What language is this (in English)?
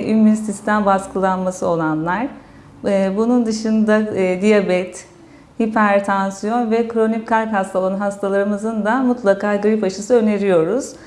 Turkish